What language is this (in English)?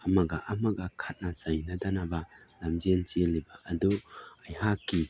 Manipuri